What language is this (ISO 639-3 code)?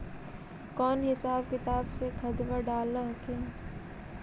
mag